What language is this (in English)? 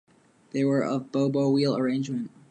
English